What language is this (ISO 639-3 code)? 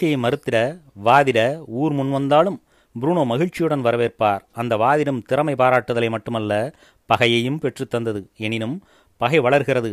tam